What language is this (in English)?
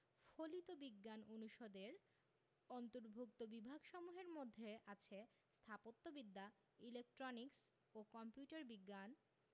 Bangla